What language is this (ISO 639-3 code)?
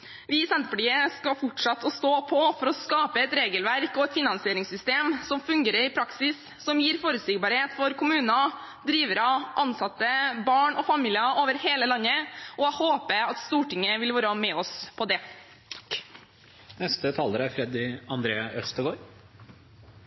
nob